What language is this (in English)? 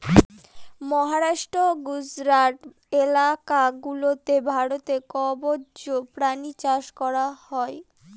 Bangla